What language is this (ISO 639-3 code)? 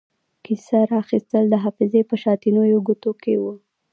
pus